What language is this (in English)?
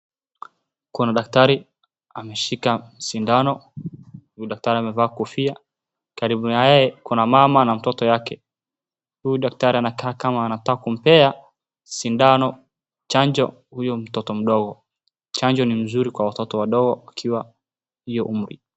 Swahili